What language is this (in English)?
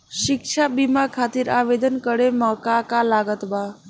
Bhojpuri